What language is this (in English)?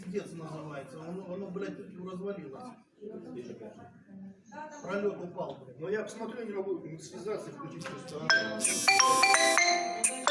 Russian